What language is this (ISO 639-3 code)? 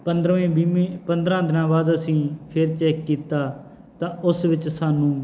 pan